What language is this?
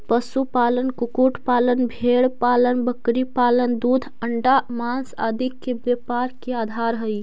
Magahi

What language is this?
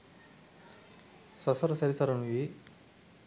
Sinhala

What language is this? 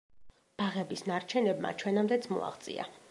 Georgian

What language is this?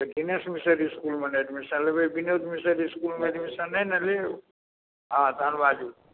Maithili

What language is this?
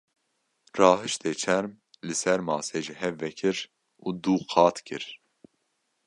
Kurdish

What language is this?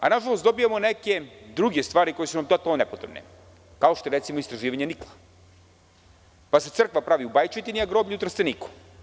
Serbian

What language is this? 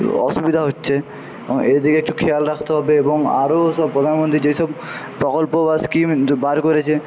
Bangla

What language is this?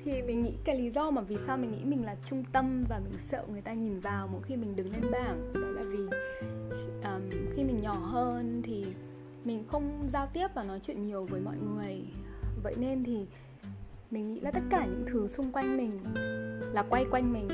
Vietnamese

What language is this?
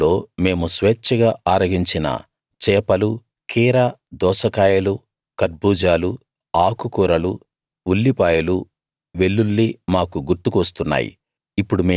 Telugu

